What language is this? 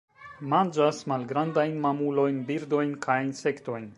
Esperanto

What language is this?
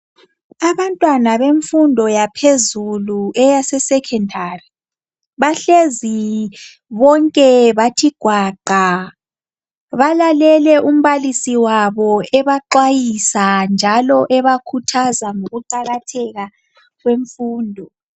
North Ndebele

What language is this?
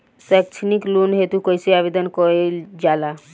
Bhojpuri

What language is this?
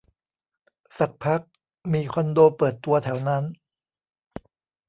Thai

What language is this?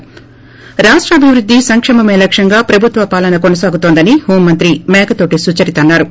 Telugu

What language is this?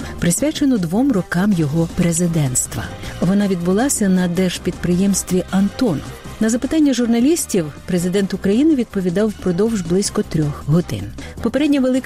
Ukrainian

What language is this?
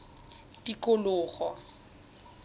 Tswana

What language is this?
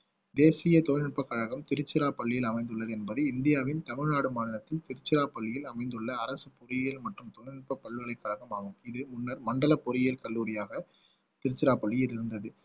Tamil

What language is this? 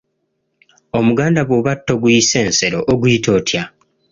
Ganda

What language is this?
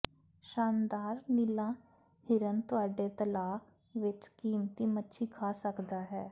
Punjabi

